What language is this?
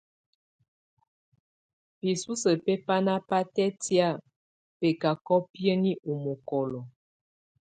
Tunen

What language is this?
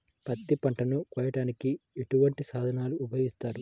Telugu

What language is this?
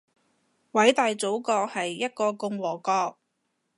Cantonese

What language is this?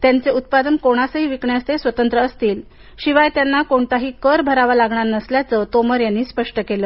Marathi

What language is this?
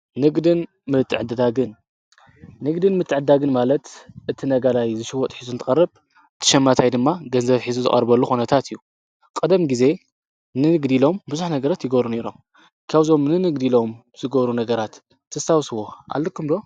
Tigrinya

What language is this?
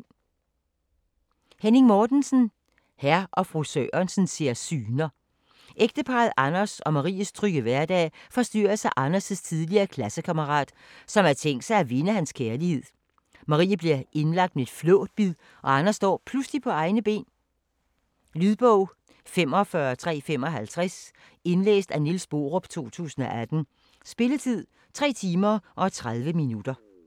Danish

